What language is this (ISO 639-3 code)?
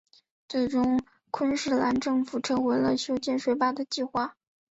zho